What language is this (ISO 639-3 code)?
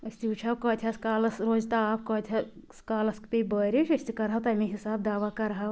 kas